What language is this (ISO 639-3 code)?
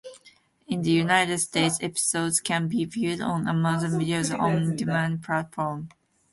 eng